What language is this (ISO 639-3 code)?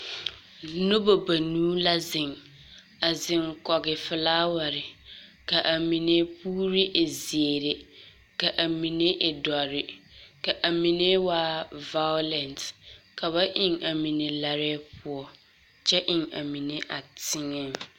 dga